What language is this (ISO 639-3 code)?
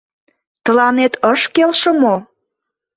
chm